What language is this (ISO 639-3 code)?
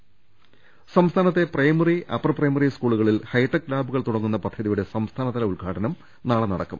mal